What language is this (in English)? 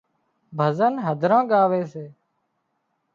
Wadiyara Koli